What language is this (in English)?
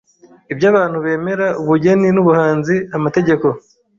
Kinyarwanda